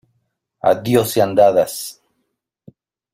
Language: Spanish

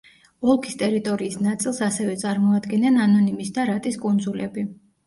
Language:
Georgian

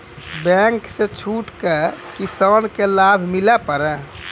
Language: Maithili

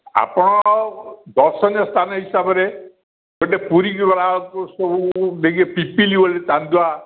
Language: Odia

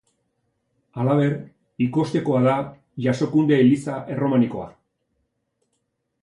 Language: Basque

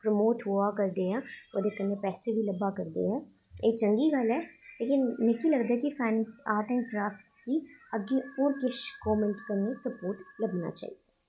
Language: Dogri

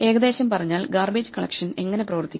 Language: Malayalam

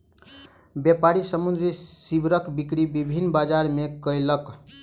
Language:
Maithili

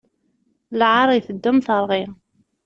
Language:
Kabyle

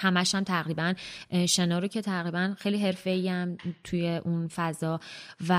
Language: Persian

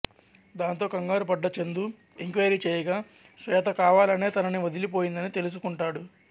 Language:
Telugu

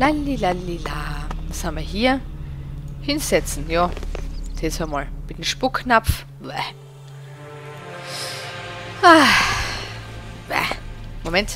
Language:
German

